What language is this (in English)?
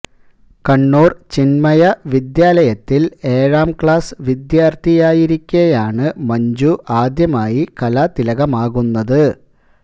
Malayalam